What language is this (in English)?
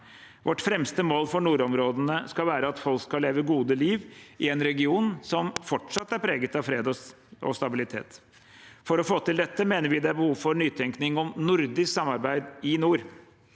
Norwegian